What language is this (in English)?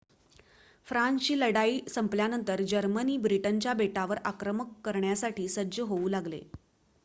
Marathi